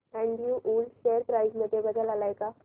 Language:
Marathi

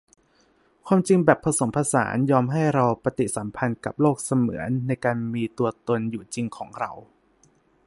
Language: Thai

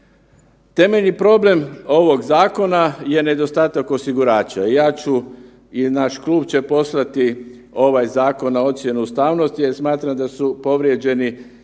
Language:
Croatian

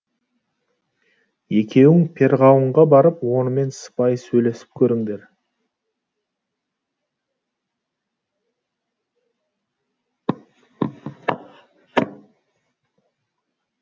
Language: Kazakh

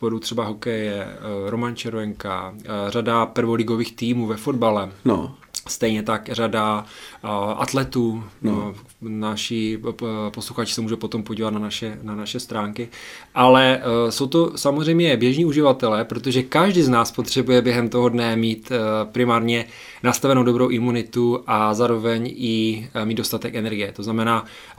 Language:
Czech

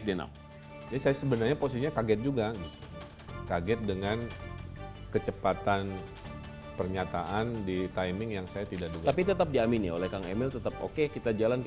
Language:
Indonesian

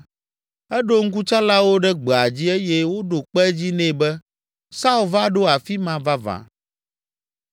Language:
Ewe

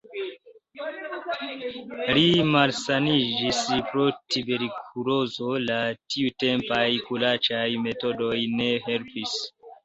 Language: Esperanto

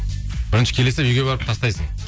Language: Kazakh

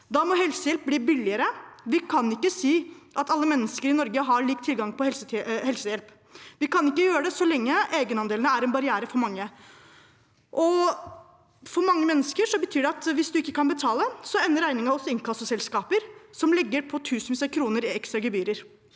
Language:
Norwegian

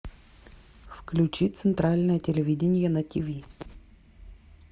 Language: Russian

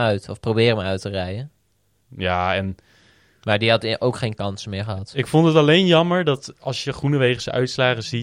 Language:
Dutch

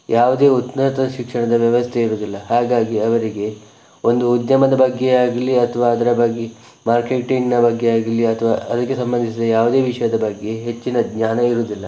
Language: Kannada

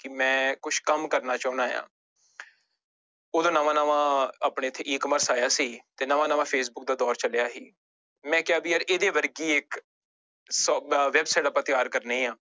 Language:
Punjabi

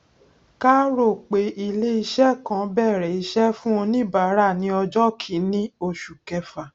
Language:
Yoruba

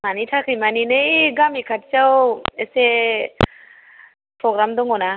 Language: Bodo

